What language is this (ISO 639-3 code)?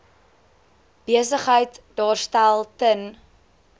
afr